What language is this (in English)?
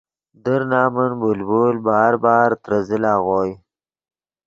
Yidgha